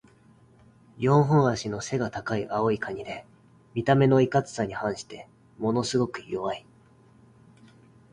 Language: Japanese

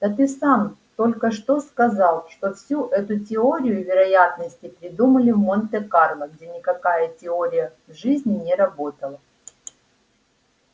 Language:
Russian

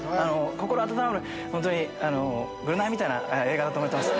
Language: Japanese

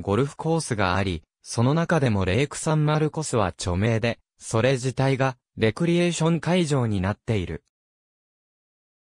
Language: Japanese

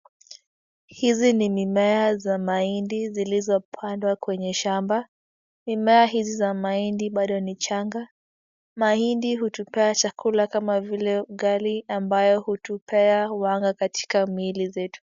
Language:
Swahili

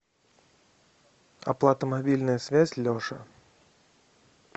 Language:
Russian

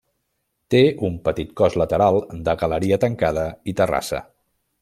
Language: Catalan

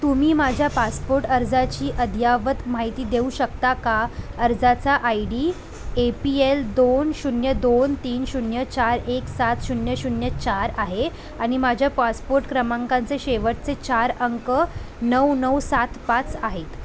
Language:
Marathi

